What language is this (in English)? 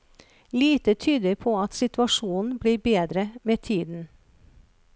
Norwegian